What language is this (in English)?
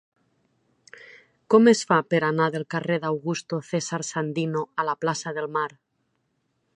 Catalan